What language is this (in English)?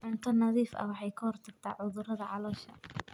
Somali